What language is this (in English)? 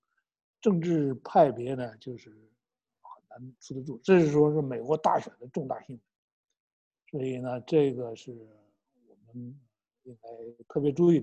Chinese